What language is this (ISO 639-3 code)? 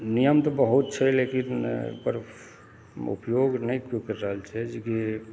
mai